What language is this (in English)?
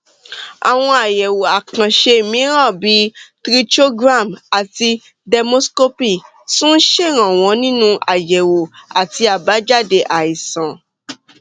Yoruba